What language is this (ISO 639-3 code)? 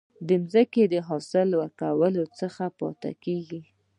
pus